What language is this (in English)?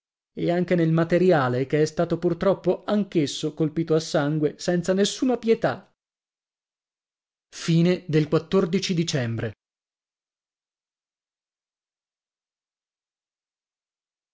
Italian